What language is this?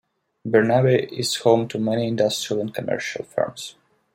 English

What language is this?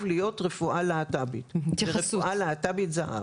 Hebrew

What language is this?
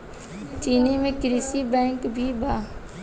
Bhojpuri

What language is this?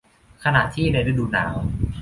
Thai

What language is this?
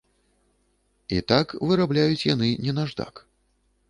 Belarusian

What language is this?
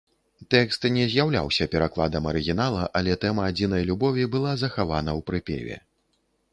Belarusian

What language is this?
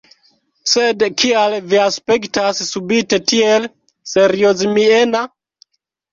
Esperanto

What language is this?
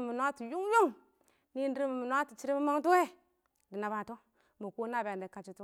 Awak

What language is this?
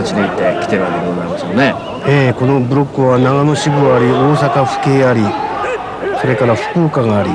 Japanese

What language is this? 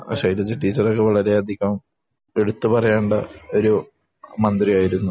Malayalam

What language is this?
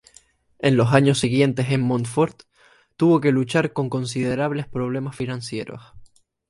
Spanish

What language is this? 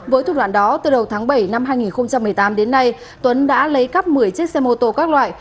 Vietnamese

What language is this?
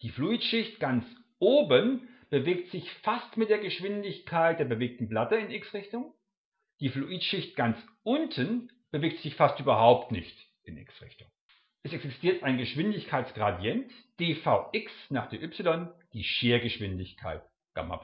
German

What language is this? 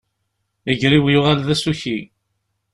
Kabyle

